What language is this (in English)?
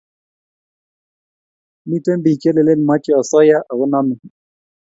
Kalenjin